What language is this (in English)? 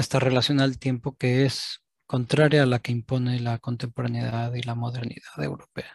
Spanish